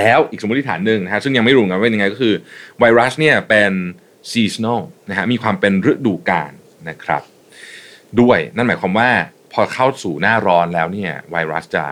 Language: Thai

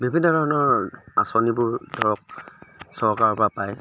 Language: Assamese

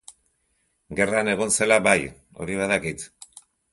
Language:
Basque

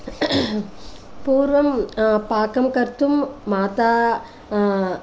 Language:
Sanskrit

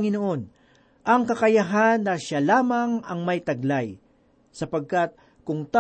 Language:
Filipino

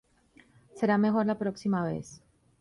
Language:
Spanish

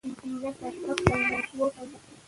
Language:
Pashto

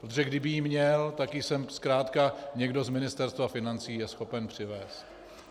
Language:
Czech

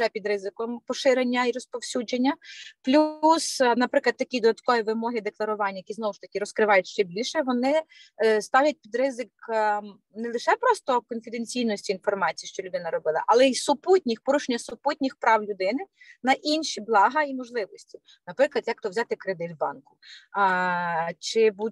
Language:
Ukrainian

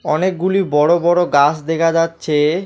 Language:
Bangla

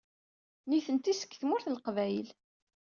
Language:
Kabyle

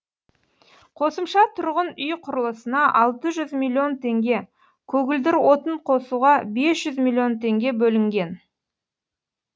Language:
Kazakh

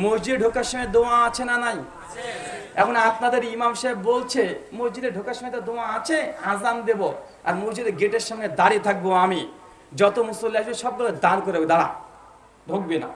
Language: Turkish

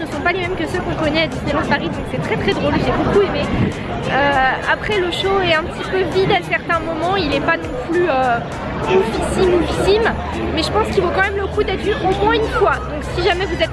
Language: French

